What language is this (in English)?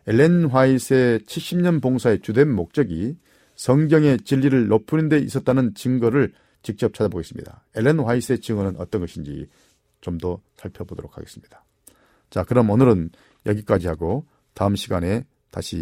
Korean